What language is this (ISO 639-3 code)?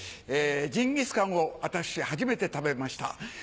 jpn